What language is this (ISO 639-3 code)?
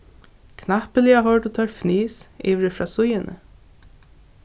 fao